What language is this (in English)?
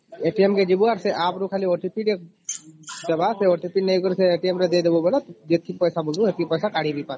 Odia